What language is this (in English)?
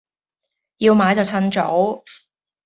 Cantonese